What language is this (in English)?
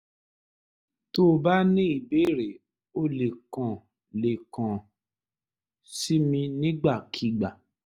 Yoruba